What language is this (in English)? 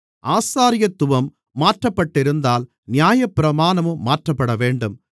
Tamil